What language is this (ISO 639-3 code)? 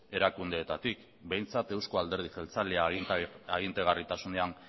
eus